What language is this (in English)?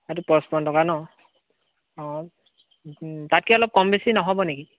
Assamese